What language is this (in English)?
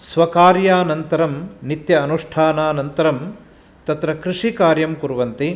Sanskrit